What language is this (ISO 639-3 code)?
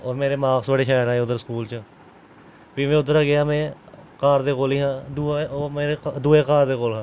doi